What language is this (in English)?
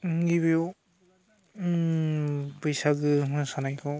Bodo